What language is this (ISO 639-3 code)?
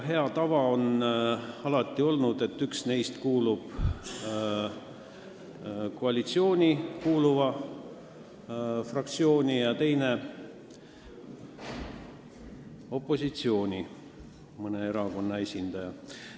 est